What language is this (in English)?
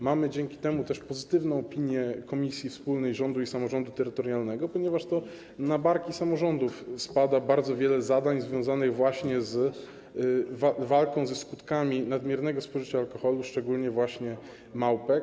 Polish